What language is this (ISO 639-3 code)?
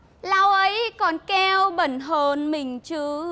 vie